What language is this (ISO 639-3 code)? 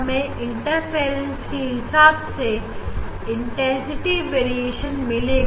hin